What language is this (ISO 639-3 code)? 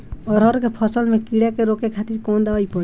bho